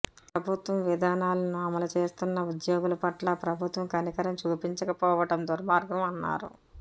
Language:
Telugu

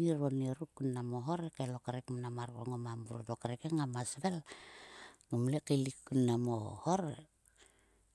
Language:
Sulka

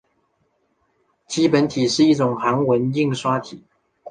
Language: Chinese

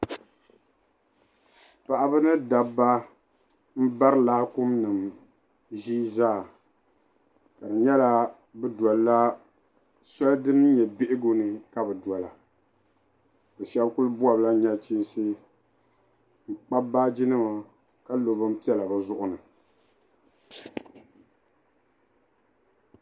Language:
Dagbani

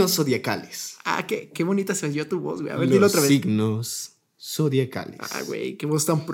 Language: Spanish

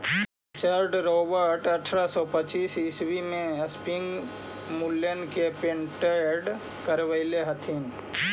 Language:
Magahi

